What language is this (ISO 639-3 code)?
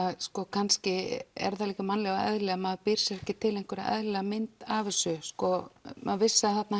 isl